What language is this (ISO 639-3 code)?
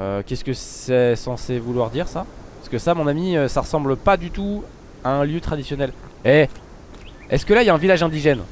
fra